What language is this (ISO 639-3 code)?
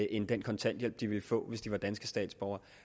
dan